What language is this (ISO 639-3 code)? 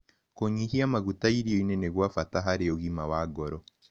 kik